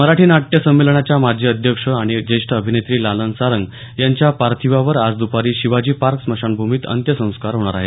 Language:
Marathi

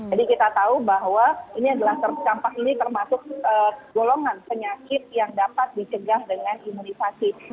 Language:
Indonesian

